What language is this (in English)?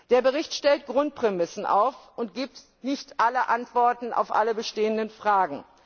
German